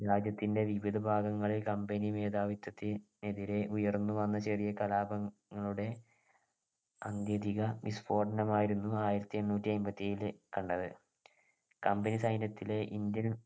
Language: Malayalam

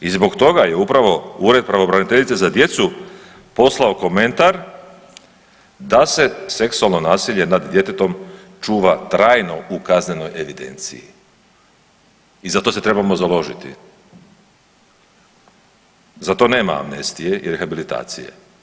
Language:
Croatian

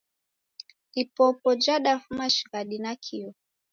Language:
Taita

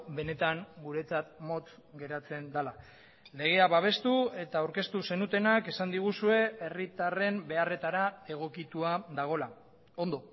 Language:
Basque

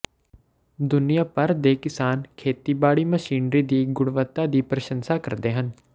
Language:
Punjabi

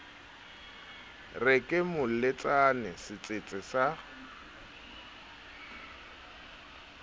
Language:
Southern Sotho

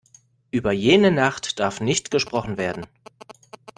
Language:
German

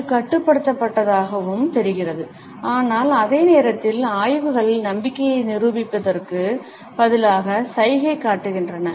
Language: Tamil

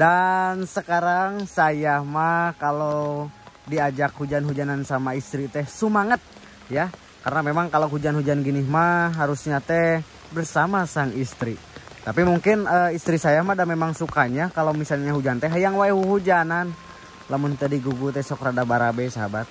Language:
Indonesian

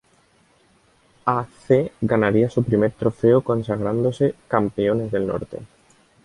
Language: Spanish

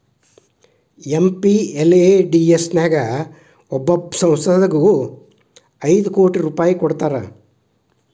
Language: Kannada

